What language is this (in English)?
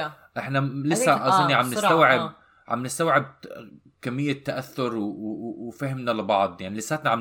Arabic